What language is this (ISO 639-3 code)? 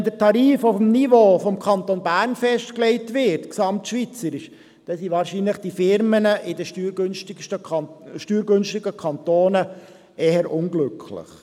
gsw